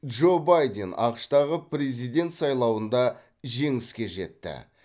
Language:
Kazakh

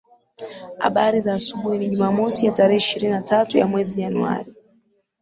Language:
Swahili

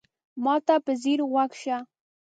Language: Pashto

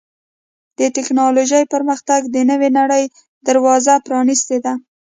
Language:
Pashto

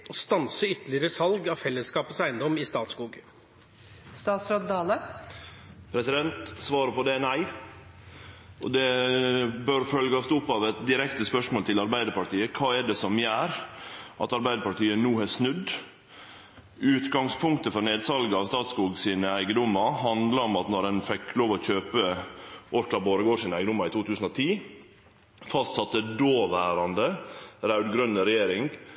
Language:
Norwegian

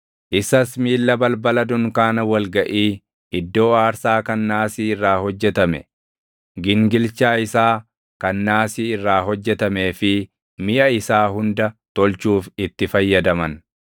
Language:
Oromo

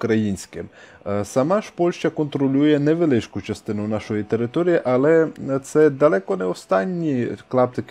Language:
Ukrainian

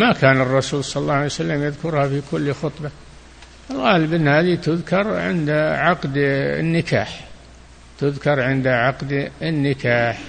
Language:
Arabic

